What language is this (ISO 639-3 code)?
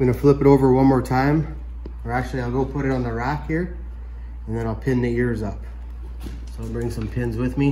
eng